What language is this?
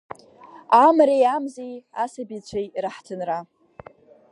Abkhazian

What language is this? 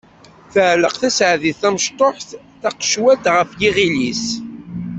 Kabyle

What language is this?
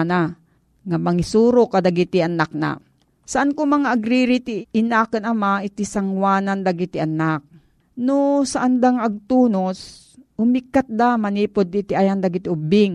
Filipino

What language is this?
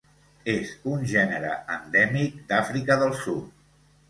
Catalan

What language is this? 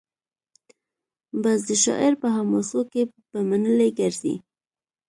Pashto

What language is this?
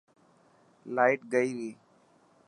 Dhatki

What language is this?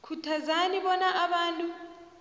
South Ndebele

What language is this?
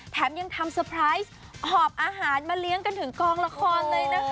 Thai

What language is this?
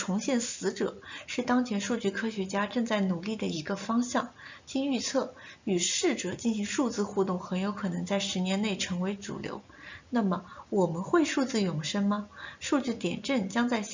Chinese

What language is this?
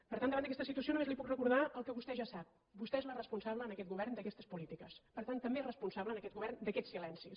Catalan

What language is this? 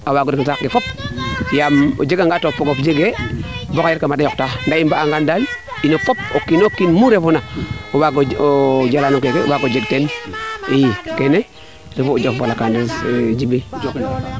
Serer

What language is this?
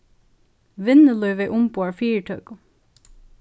Faroese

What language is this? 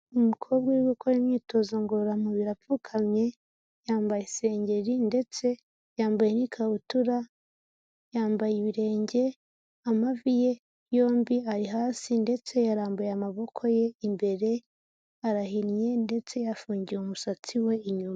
Kinyarwanda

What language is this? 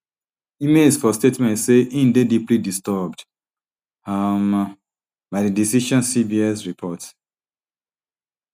Nigerian Pidgin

